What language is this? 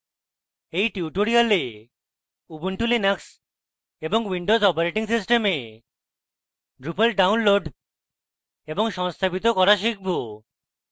Bangla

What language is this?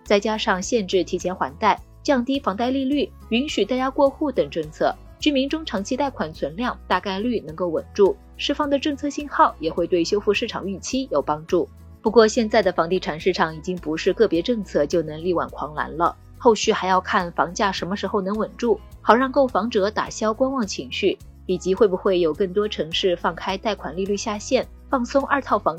Chinese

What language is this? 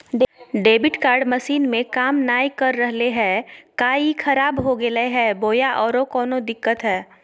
Magahi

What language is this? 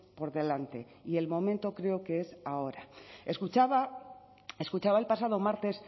Spanish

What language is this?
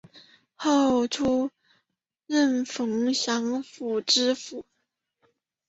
Chinese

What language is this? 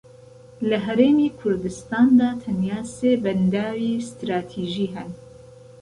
Central Kurdish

